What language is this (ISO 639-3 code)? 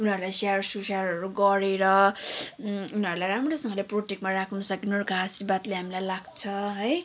nep